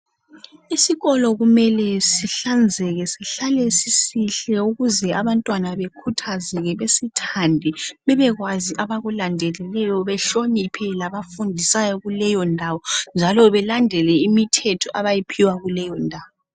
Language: North Ndebele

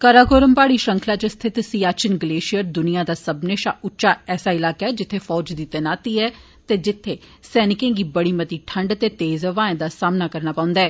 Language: Dogri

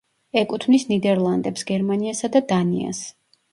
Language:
Georgian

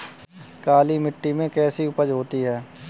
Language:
Hindi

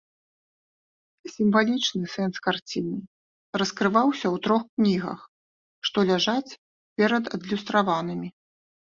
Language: Belarusian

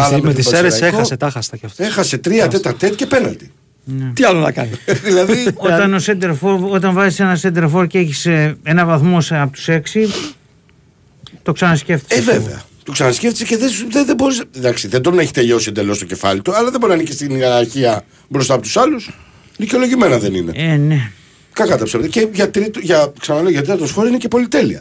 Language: Greek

